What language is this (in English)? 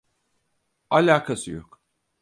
Turkish